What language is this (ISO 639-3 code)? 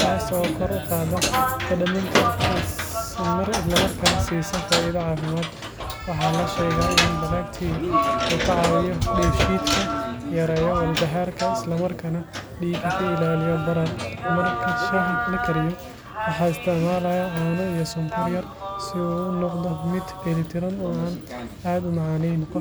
som